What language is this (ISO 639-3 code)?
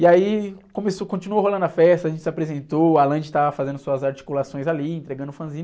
por